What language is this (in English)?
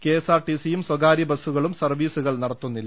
Malayalam